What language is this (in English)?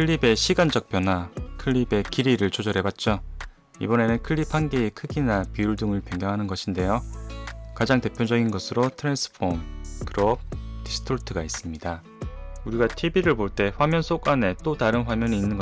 Korean